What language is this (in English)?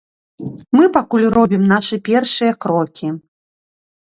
Belarusian